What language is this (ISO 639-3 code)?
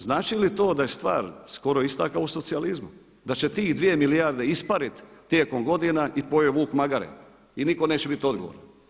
hrv